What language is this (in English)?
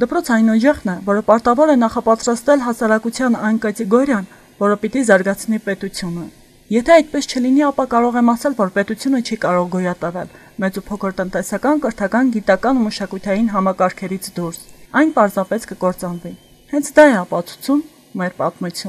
Russian